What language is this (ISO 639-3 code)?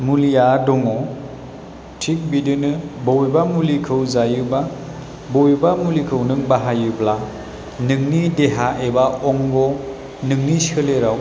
brx